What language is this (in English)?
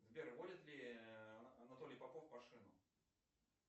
Russian